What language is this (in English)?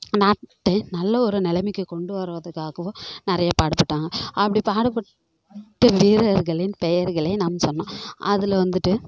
Tamil